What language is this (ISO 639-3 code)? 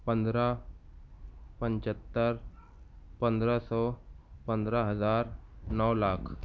urd